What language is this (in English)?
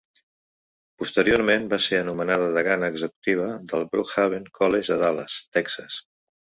Catalan